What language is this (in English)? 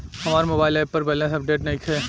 Bhojpuri